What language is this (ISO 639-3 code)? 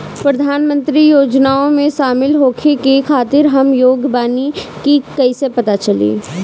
bho